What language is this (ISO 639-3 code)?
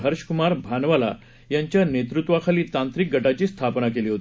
mar